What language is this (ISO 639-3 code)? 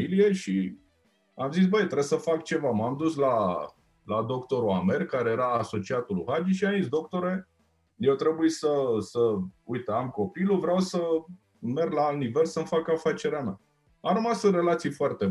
ron